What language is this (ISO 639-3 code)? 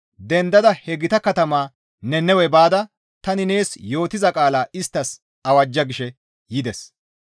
gmv